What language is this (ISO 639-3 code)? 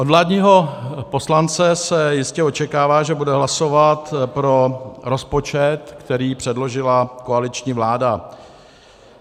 ces